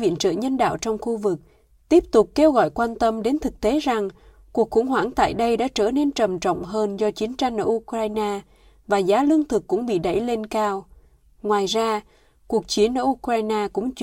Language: Vietnamese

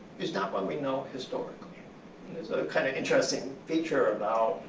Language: English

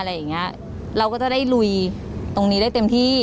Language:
Thai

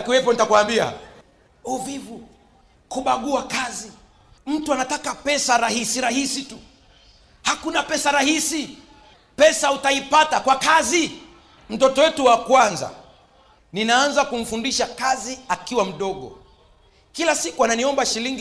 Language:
Swahili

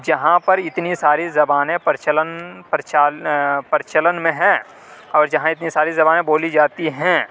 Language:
Urdu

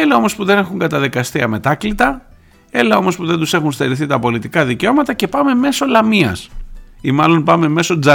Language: Greek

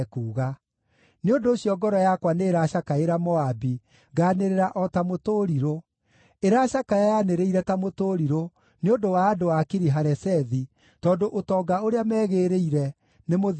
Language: Kikuyu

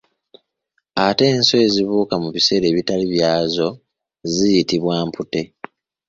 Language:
Ganda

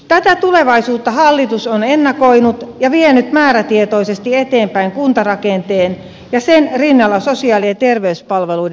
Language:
Finnish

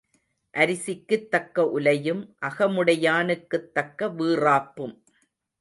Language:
Tamil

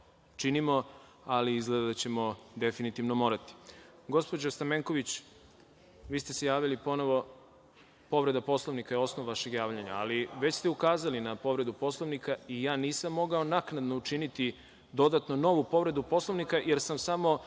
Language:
Serbian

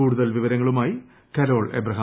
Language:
Malayalam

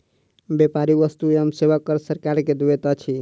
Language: Maithili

